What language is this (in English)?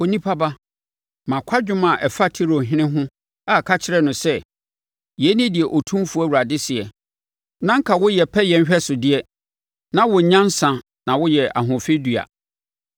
Akan